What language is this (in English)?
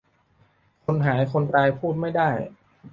Thai